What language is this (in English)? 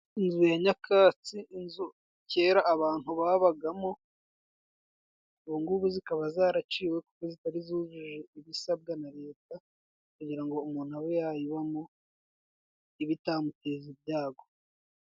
Kinyarwanda